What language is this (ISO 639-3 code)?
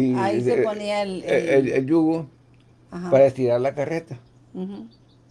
spa